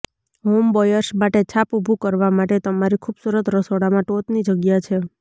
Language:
Gujarati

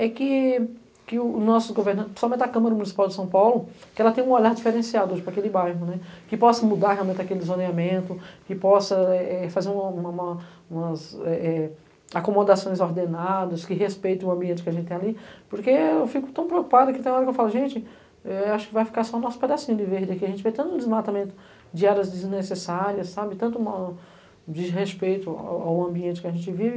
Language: Portuguese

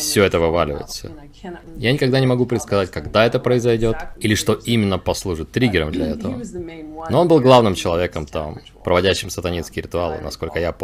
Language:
Russian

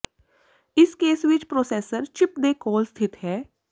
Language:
Punjabi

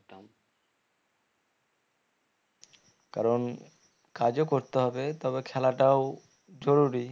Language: Bangla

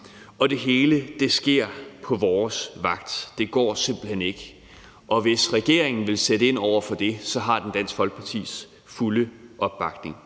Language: Danish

